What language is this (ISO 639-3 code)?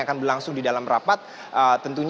ind